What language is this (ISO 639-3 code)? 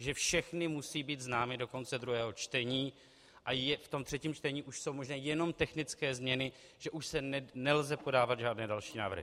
ces